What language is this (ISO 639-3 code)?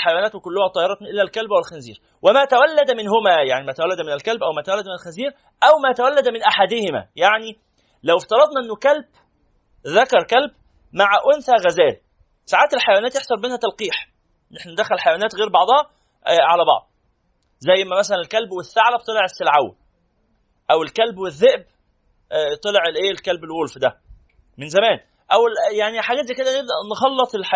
ara